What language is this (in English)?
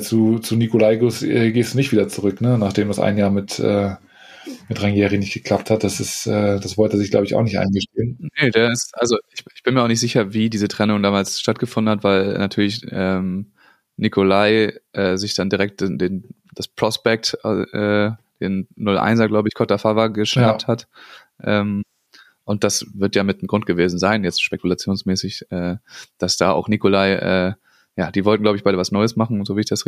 German